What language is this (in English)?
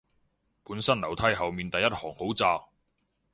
Cantonese